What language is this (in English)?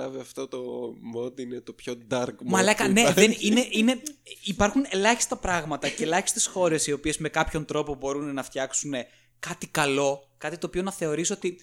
Greek